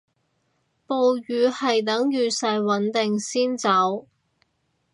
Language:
Cantonese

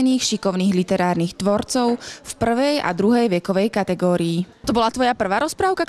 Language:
Slovak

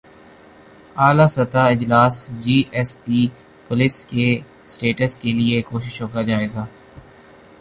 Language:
Urdu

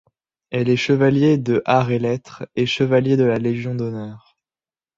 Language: French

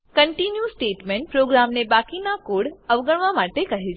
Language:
Gujarati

